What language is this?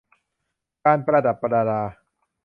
Thai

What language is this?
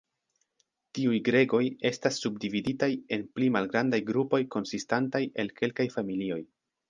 Esperanto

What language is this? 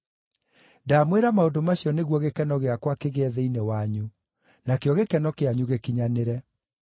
Kikuyu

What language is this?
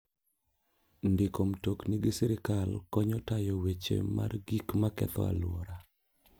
Luo (Kenya and Tanzania)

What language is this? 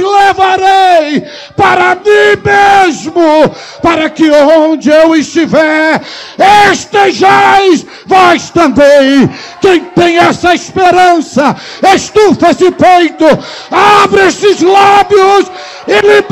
Portuguese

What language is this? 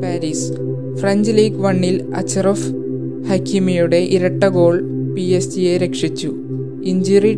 Malayalam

